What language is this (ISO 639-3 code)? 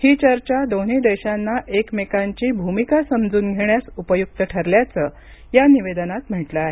mar